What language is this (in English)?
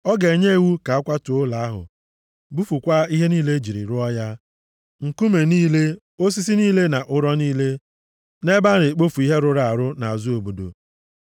Igbo